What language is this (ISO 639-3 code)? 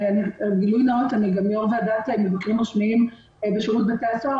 heb